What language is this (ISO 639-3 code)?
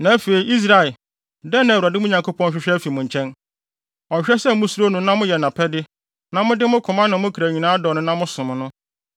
aka